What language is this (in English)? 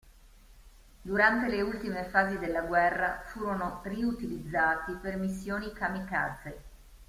Italian